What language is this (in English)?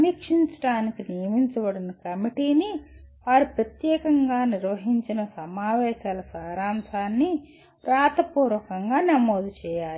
Telugu